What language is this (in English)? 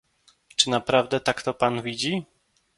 Polish